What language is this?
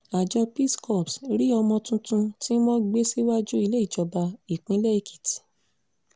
Yoruba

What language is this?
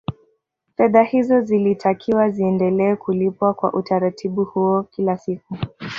Swahili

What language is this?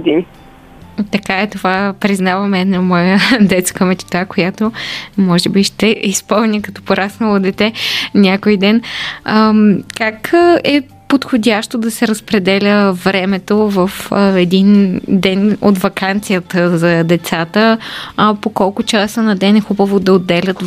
Bulgarian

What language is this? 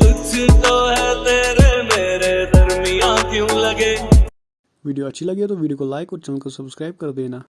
Hindi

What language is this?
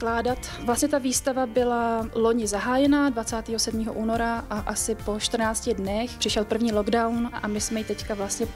Czech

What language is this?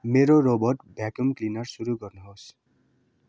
Nepali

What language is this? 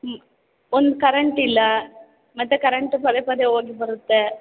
Kannada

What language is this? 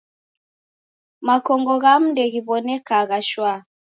Taita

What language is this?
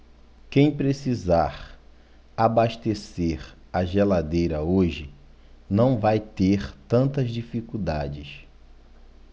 Portuguese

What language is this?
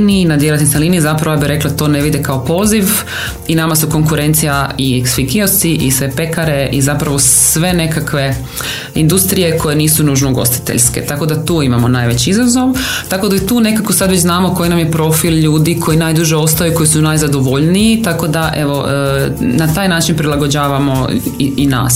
Croatian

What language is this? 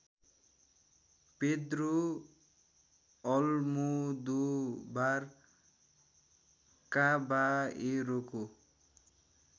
Nepali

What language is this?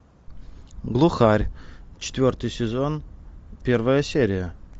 Russian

